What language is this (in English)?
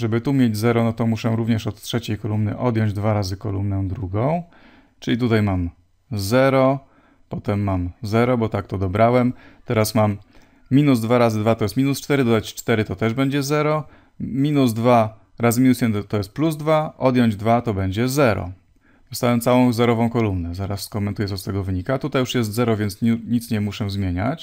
Polish